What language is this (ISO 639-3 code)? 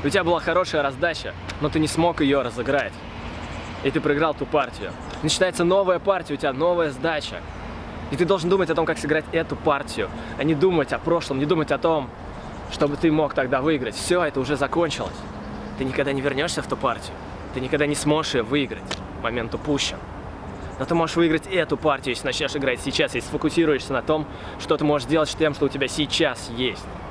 rus